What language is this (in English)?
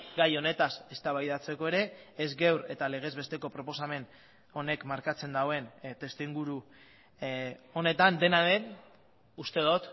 Basque